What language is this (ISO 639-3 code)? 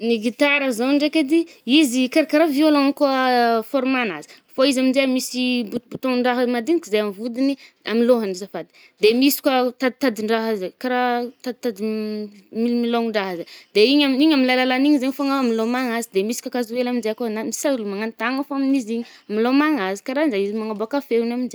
bmm